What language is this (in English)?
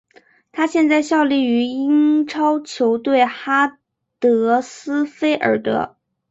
Chinese